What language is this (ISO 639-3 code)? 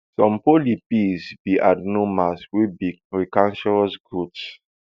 pcm